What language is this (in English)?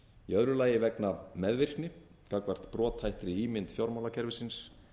Icelandic